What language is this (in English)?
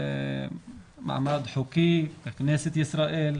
Hebrew